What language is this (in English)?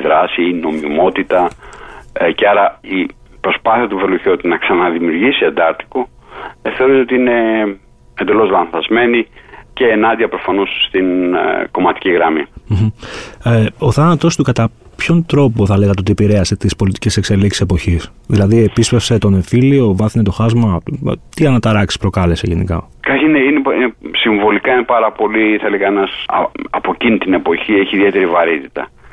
Greek